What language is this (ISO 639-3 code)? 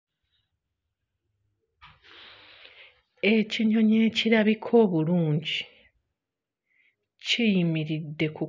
lug